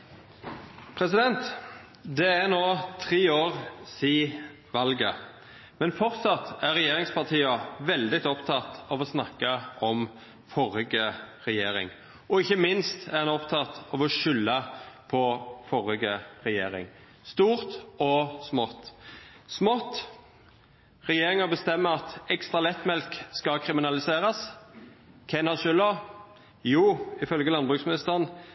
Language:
Norwegian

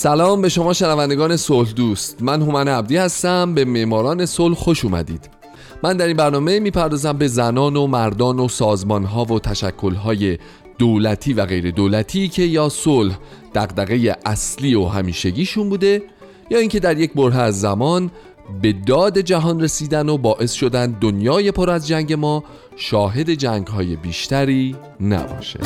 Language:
Persian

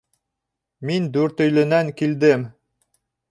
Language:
Bashkir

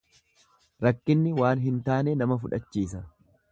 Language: Oromo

